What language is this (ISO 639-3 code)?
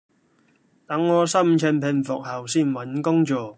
yue